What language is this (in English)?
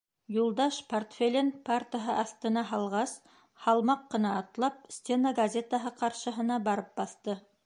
Bashkir